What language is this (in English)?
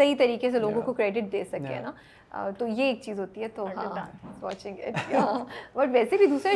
Urdu